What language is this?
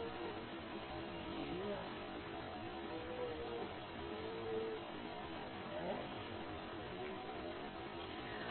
Malayalam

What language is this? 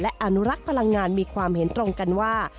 Thai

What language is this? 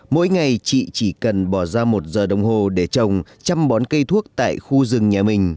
Vietnamese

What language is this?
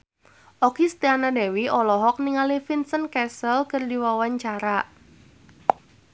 Sundanese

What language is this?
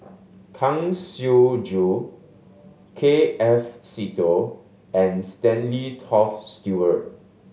English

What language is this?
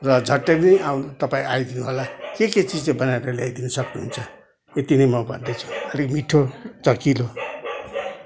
Nepali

